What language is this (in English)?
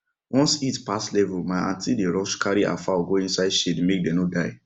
Nigerian Pidgin